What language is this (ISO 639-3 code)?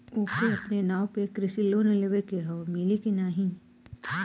bho